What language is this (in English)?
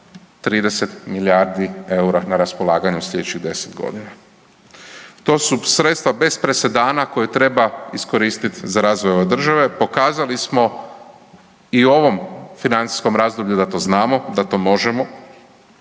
Croatian